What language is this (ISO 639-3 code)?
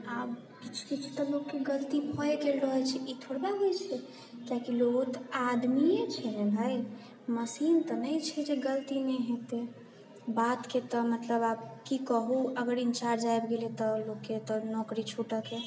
mai